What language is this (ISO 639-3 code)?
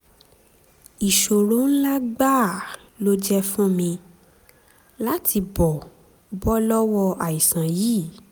yor